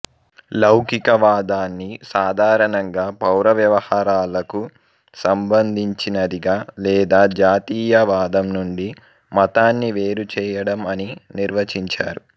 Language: Telugu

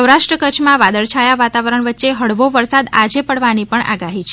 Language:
Gujarati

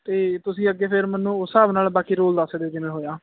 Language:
Punjabi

